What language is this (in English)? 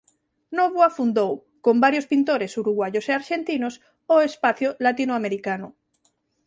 Galician